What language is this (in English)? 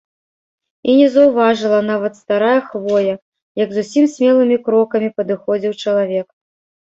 Belarusian